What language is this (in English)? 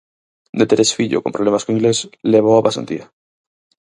Galician